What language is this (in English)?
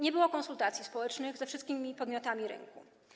Polish